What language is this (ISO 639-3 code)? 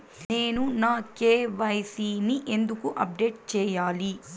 tel